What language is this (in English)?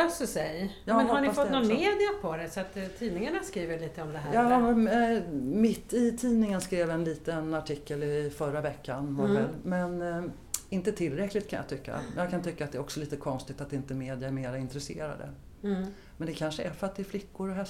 Swedish